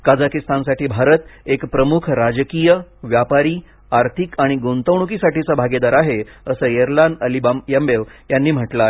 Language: Marathi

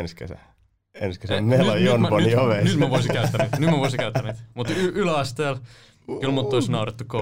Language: Finnish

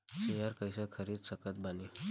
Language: Bhojpuri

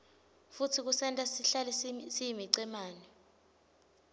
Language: Swati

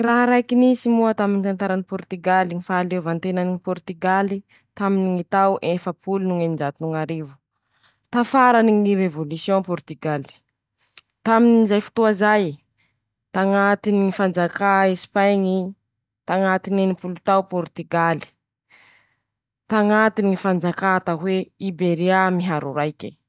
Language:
Masikoro Malagasy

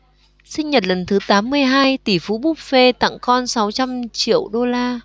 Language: Vietnamese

